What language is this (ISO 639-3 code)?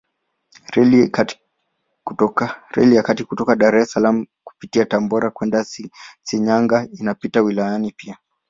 swa